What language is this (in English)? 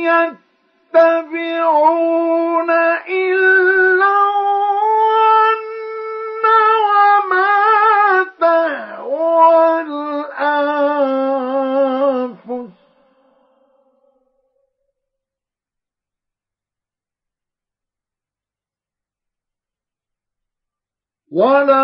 Arabic